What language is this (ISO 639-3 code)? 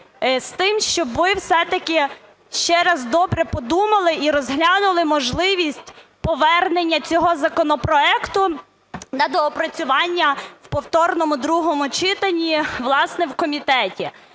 ukr